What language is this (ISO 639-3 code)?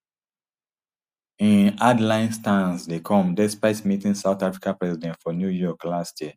pcm